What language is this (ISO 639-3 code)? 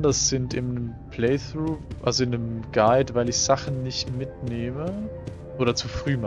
deu